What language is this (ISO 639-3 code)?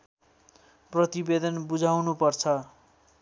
nep